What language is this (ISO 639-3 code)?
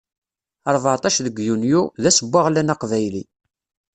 kab